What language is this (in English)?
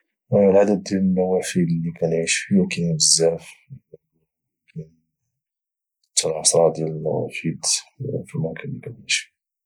Moroccan Arabic